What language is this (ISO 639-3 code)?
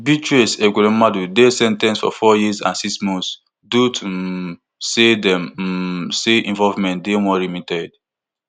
pcm